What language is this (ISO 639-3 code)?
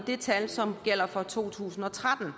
dan